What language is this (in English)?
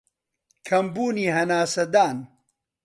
Central Kurdish